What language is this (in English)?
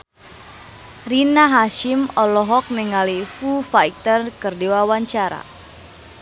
Sundanese